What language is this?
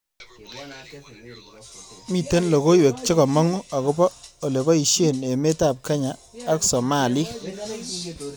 Kalenjin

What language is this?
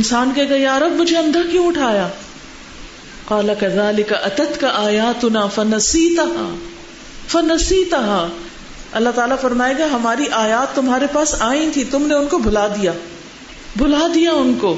Urdu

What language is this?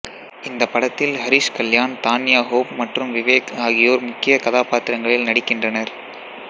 Tamil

